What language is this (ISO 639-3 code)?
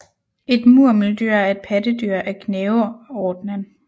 dan